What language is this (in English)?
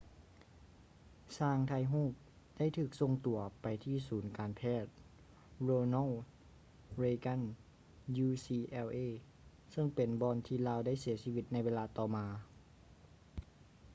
Lao